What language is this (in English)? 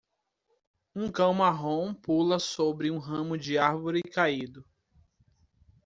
Portuguese